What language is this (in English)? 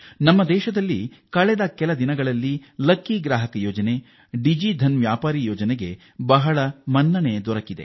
Kannada